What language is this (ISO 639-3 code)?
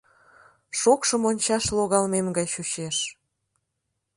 chm